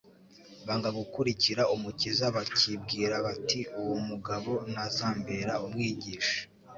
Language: Kinyarwanda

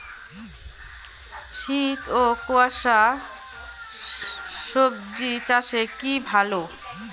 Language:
Bangla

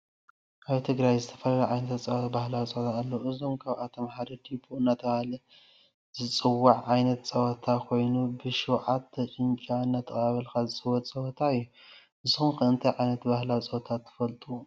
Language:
Tigrinya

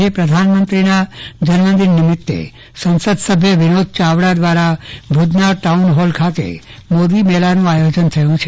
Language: Gujarati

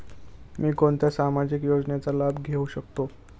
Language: Marathi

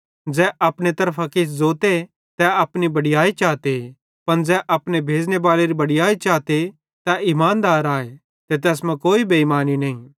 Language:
Bhadrawahi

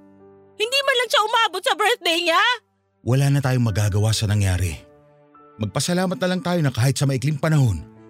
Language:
Filipino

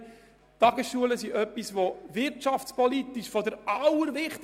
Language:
Swiss German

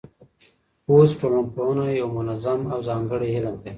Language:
Pashto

